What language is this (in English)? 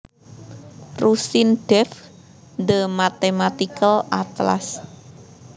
Javanese